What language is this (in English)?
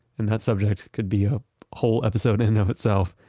English